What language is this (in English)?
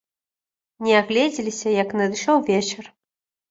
Belarusian